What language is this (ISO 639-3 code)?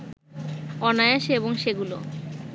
ben